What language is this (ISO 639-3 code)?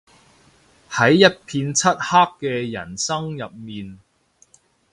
yue